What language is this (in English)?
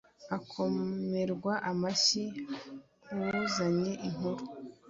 Kinyarwanda